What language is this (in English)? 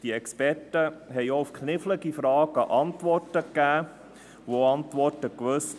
Swiss German